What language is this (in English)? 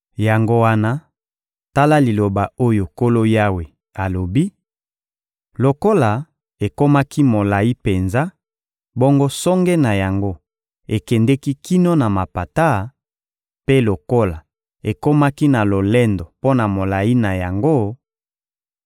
Lingala